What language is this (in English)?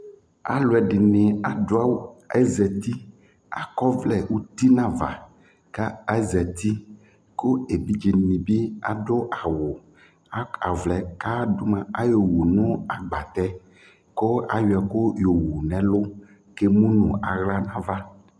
Ikposo